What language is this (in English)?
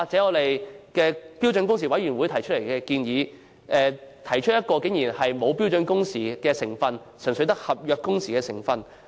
Cantonese